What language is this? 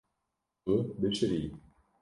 Kurdish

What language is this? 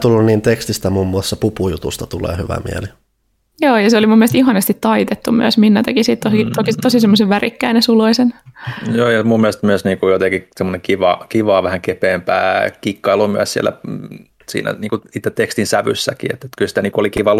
Finnish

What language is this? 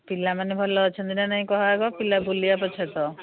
Odia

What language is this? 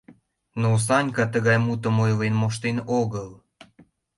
Mari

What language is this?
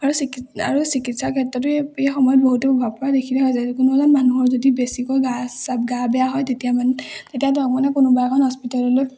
Assamese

